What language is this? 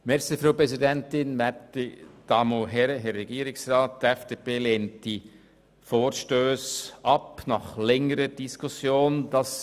Swiss German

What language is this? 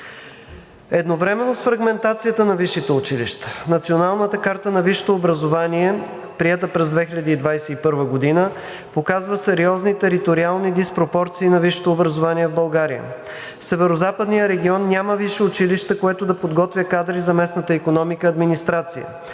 Bulgarian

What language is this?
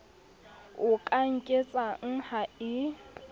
Southern Sotho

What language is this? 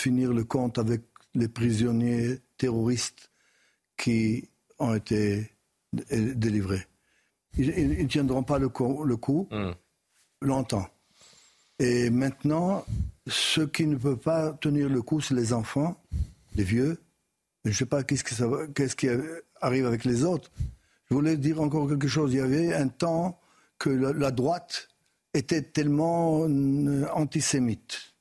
French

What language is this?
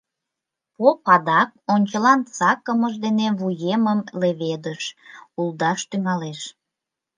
Mari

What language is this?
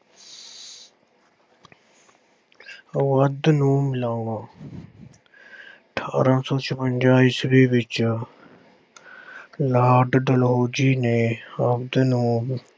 Punjabi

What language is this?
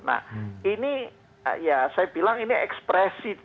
Indonesian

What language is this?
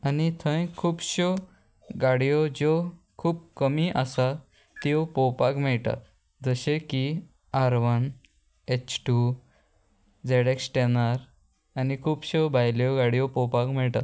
Konkani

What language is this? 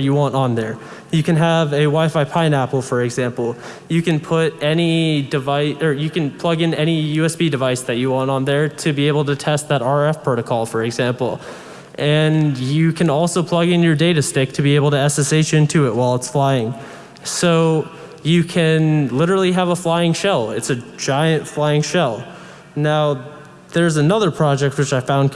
English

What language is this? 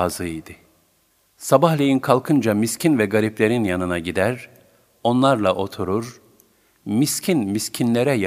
Turkish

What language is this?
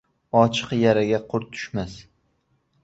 Uzbek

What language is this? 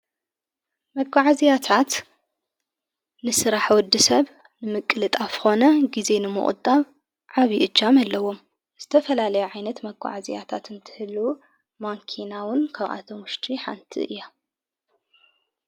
Tigrinya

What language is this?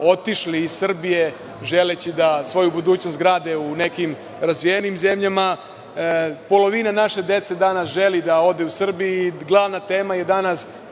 Serbian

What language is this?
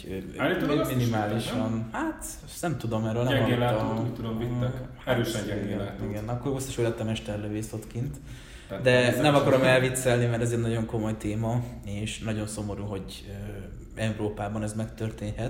Hungarian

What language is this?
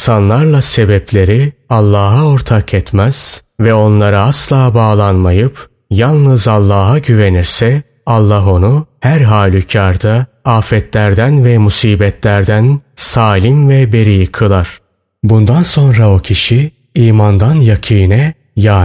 Turkish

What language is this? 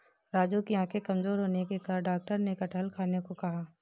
Hindi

